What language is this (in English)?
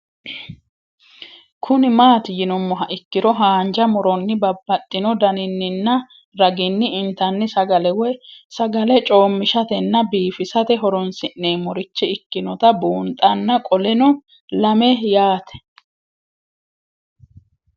Sidamo